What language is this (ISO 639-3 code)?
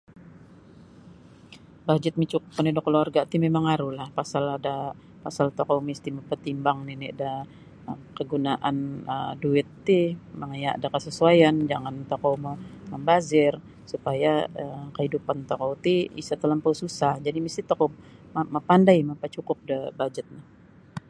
bsy